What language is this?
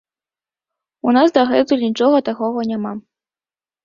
Belarusian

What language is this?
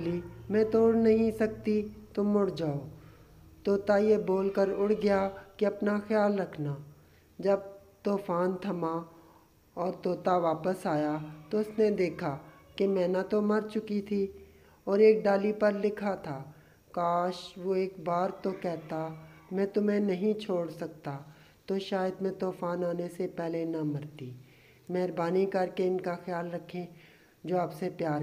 Hindi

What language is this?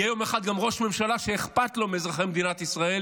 Hebrew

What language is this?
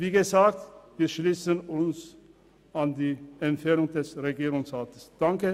Swiss German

